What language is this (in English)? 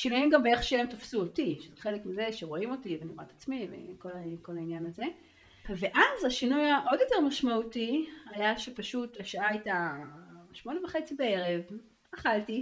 Hebrew